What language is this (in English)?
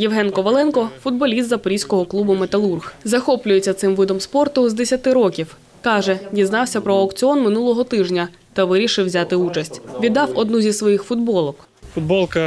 Ukrainian